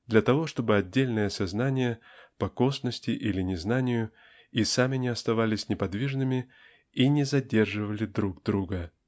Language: Russian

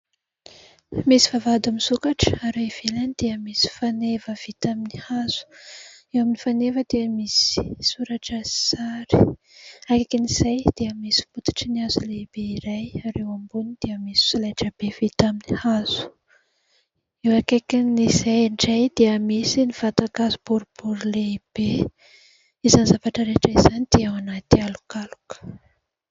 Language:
Malagasy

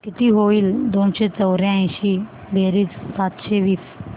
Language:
Marathi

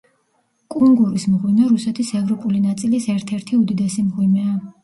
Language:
Georgian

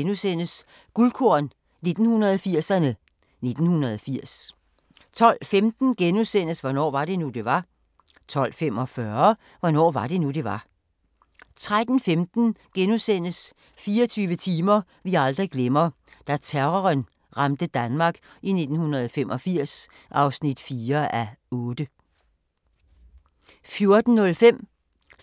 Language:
Danish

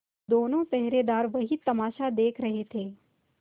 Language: Hindi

